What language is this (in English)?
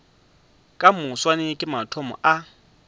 Northern Sotho